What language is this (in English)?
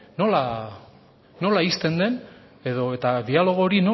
Basque